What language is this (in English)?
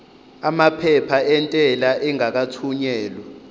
Zulu